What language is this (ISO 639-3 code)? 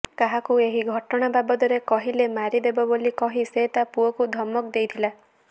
ori